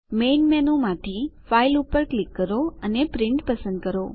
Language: Gujarati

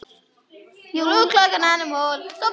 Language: Icelandic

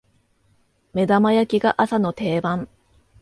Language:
Japanese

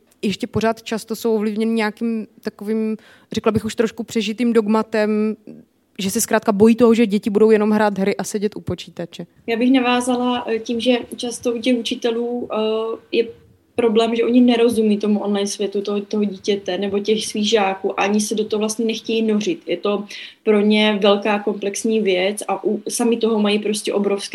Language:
Czech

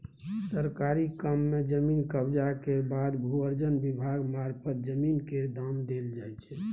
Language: Maithili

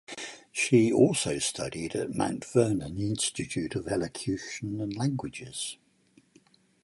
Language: English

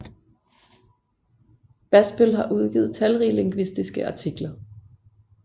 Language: Danish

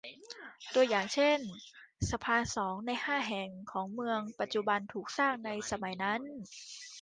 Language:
Thai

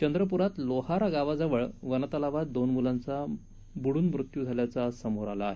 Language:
Marathi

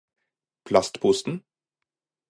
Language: Norwegian Bokmål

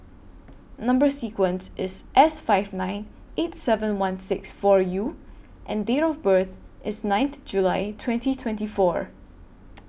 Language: English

